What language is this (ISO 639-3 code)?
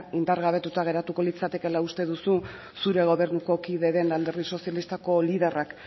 eus